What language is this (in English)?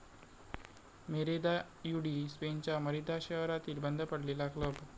Marathi